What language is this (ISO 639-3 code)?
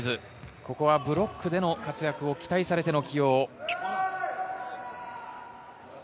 jpn